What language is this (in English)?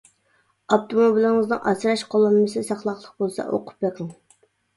Uyghur